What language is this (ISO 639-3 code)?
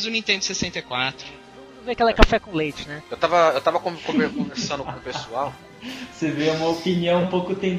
por